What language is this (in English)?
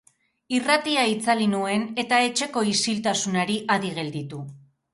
Basque